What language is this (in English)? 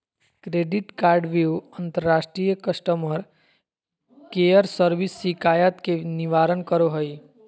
Magahi